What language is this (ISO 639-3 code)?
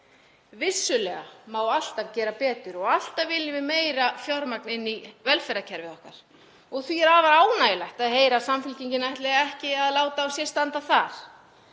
isl